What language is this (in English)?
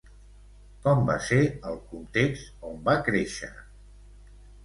Catalan